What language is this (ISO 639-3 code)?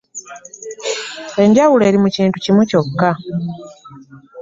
lug